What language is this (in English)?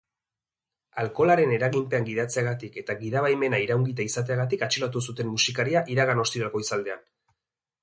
Basque